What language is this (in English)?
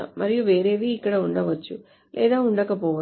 Telugu